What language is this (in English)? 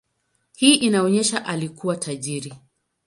Swahili